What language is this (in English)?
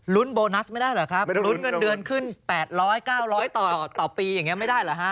Thai